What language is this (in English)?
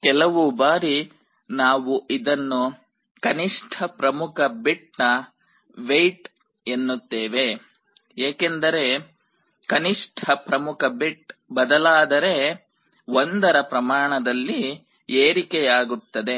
Kannada